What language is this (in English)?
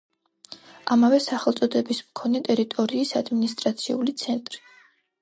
Georgian